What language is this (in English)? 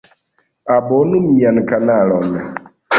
Esperanto